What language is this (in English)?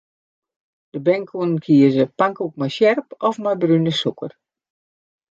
Western Frisian